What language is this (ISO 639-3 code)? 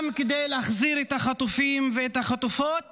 heb